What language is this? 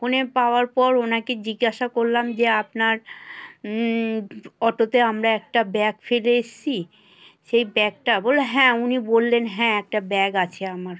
Bangla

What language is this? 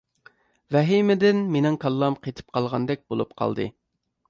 Uyghur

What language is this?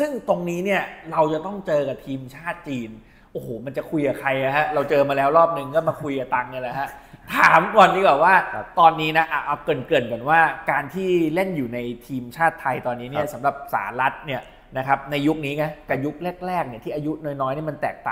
Thai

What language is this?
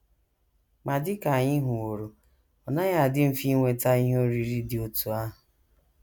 Igbo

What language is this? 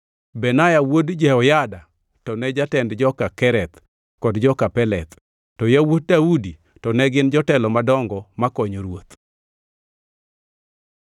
Luo (Kenya and Tanzania)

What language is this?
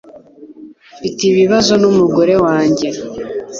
Kinyarwanda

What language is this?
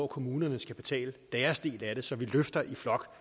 Danish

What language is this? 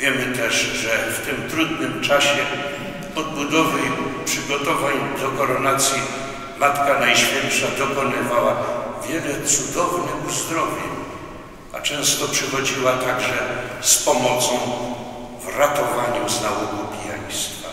Polish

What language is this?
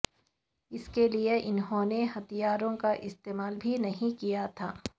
Urdu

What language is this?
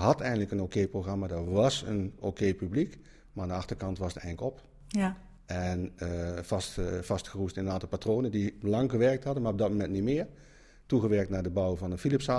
Dutch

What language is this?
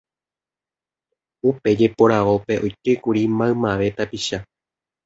Guarani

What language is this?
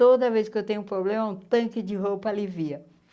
Portuguese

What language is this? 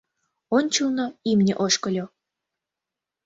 Mari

